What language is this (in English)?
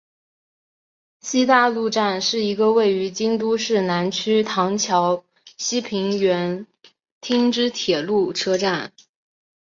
Chinese